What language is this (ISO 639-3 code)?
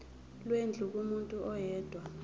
zul